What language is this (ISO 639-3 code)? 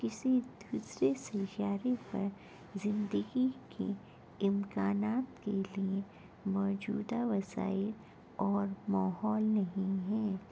urd